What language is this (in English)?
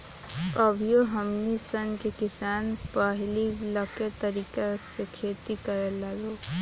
Bhojpuri